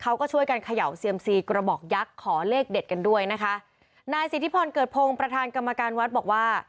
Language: Thai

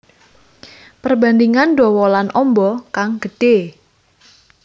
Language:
Javanese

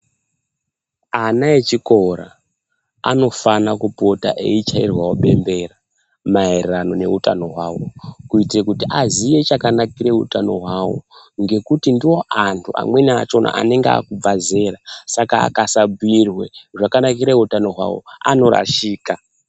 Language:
Ndau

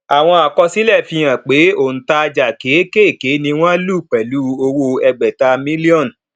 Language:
Yoruba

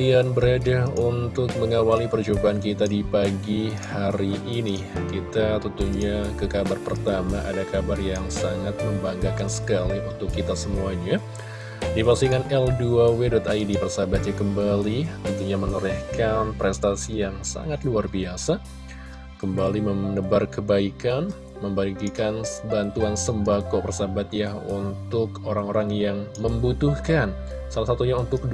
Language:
Indonesian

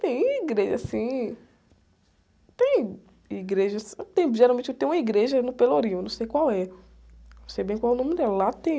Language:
Portuguese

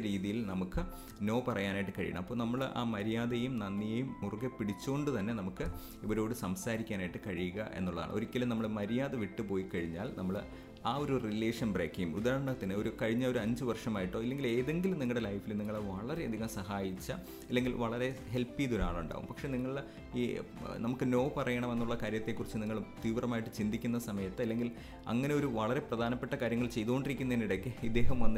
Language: Malayalam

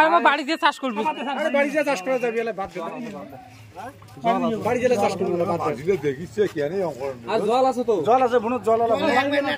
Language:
Romanian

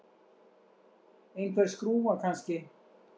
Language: Icelandic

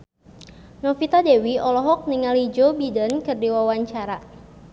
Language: Sundanese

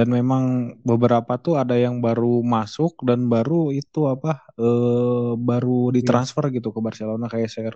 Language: Indonesian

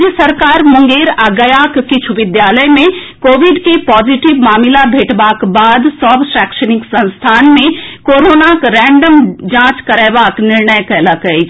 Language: Maithili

